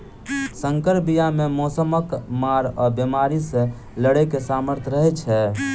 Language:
Maithili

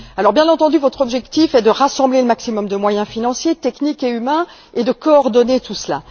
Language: French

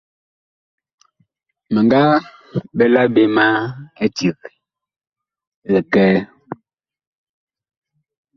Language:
Bakoko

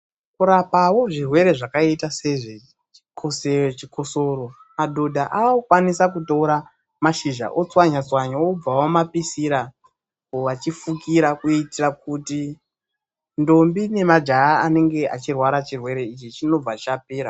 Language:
Ndau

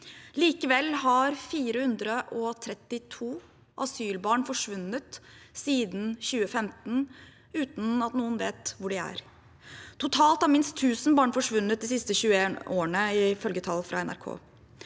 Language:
Norwegian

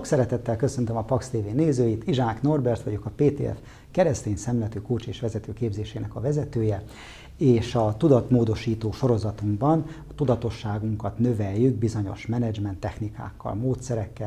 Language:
Hungarian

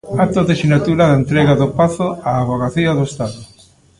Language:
Galician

